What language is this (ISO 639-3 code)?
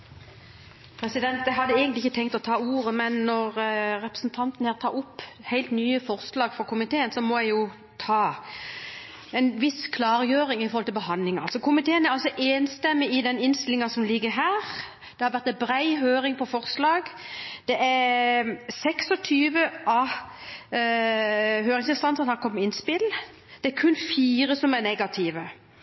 nob